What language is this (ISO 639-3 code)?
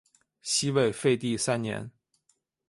zho